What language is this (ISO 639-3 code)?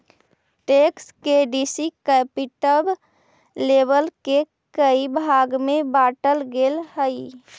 mag